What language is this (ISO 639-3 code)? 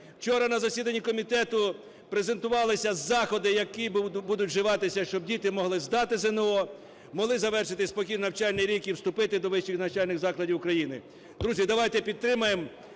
ukr